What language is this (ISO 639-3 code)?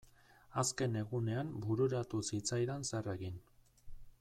eus